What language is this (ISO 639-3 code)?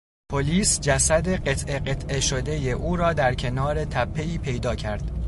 fas